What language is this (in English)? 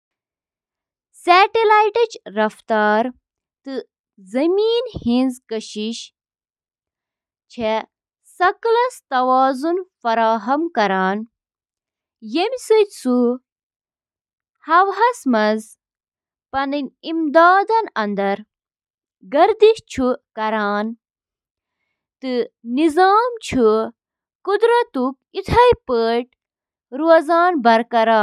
Kashmiri